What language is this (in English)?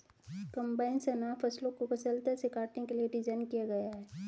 Hindi